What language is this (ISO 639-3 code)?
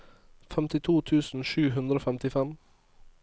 nor